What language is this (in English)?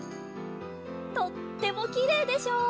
Japanese